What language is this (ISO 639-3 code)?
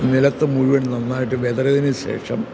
mal